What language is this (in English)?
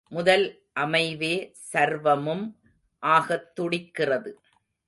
Tamil